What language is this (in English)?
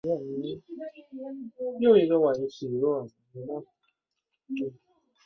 Chinese